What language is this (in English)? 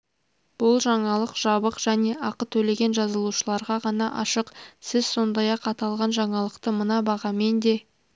Kazakh